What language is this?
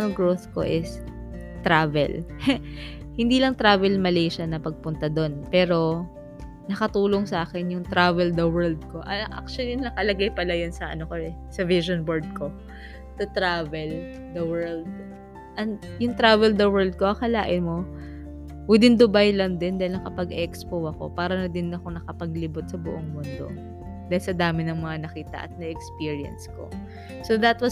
Filipino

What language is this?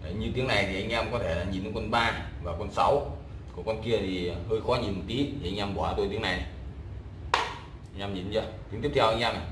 Vietnamese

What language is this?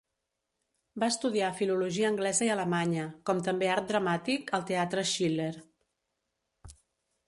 Catalan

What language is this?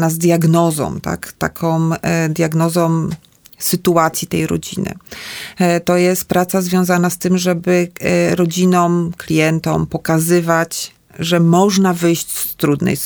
Polish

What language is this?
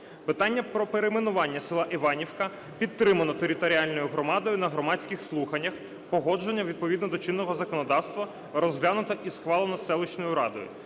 Ukrainian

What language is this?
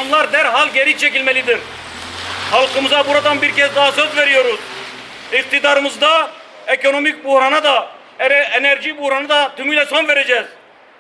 Turkish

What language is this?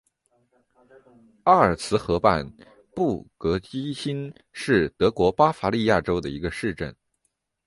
Chinese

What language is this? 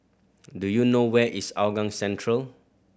English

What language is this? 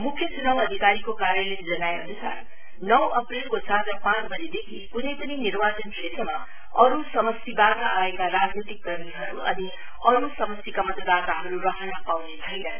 Nepali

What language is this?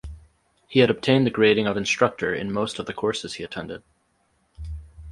English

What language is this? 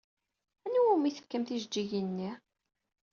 Kabyle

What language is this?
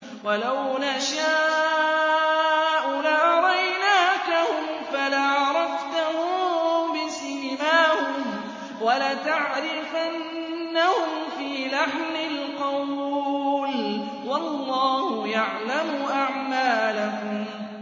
Arabic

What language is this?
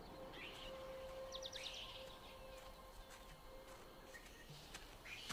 Spanish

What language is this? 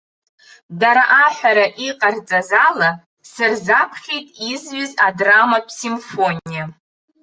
Abkhazian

